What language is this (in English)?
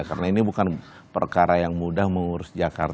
Indonesian